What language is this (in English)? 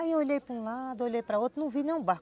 Portuguese